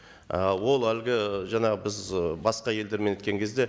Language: Kazakh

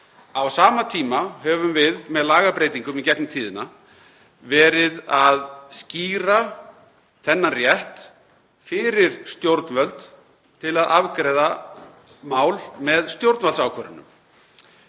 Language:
Icelandic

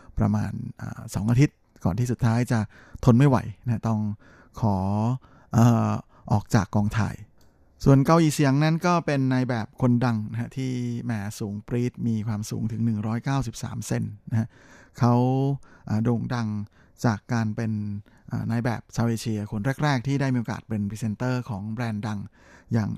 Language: Thai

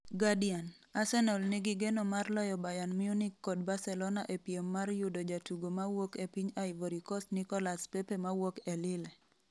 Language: Luo (Kenya and Tanzania)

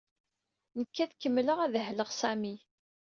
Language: Kabyle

